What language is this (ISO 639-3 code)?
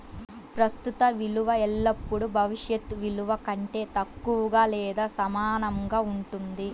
tel